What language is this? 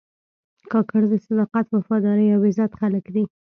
Pashto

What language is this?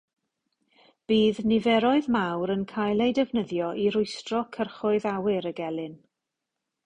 Welsh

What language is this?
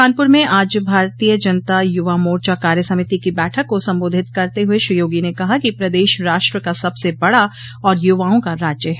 Hindi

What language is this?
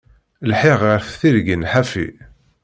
Kabyle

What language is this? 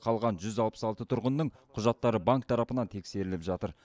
Kazakh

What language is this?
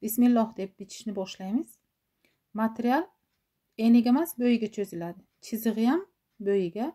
Turkish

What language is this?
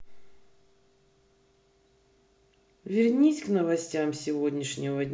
Russian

